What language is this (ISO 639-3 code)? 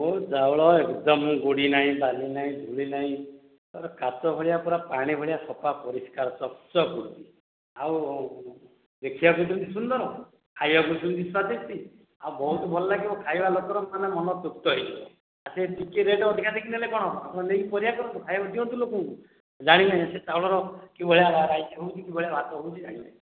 ori